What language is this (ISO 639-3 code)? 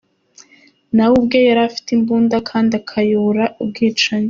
kin